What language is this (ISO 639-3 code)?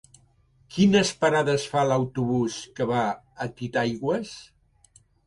cat